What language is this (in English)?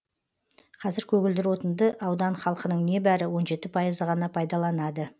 Kazakh